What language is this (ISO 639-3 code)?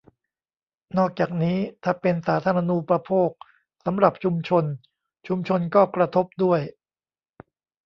tha